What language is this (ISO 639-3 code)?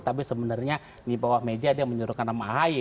ind